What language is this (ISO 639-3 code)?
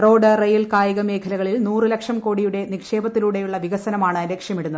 mal